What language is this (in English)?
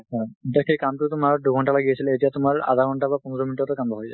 Assamese